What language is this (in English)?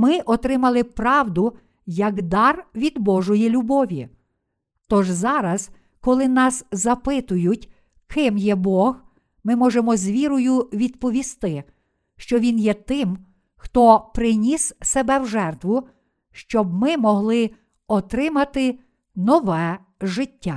Ukrainian